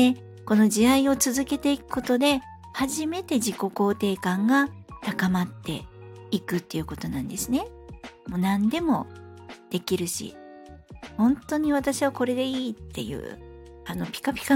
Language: Japanese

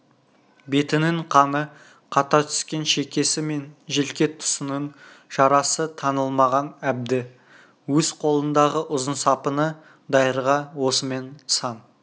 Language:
Kazakh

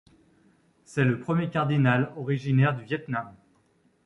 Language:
French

